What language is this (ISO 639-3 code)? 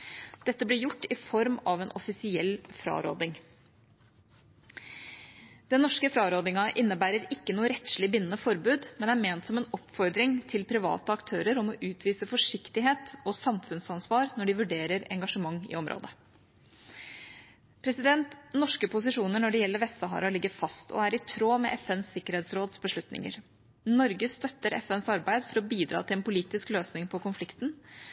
nob